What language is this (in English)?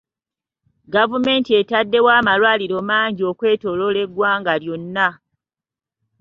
Ganda